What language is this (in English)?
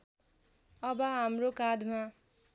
Nepali